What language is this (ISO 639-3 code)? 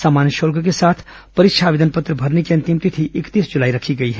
hin